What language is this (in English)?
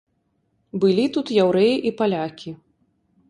Belarusian